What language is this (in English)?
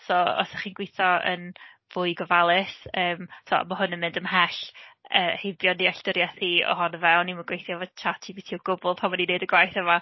Welsh